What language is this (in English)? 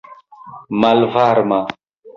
Esperanto